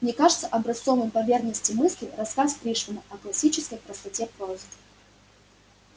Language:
Russian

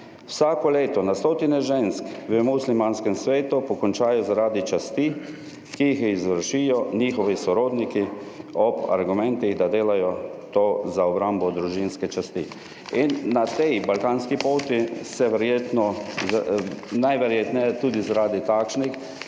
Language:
Slovenian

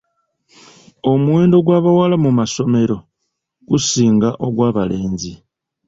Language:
Ganda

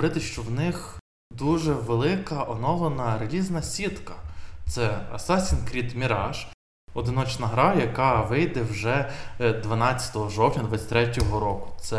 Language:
Ukrainian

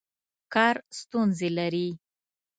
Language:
Pashto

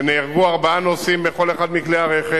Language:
Hebrew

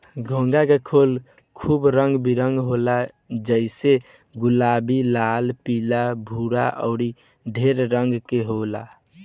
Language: Bhojpuri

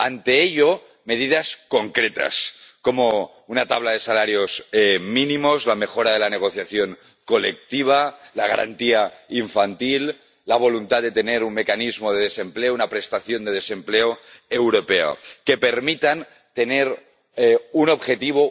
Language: Spanish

